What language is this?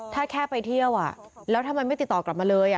Thai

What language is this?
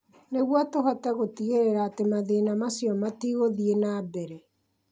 Kikuyu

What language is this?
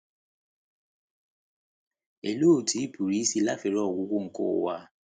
Igbo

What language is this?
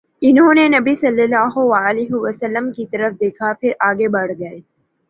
Urdu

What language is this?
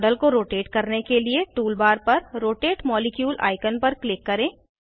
Hindi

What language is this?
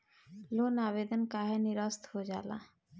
Bhojpuri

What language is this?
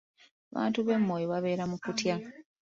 Ganda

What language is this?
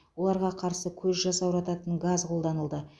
Kazakh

